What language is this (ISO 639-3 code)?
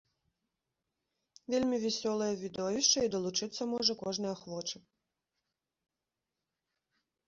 bel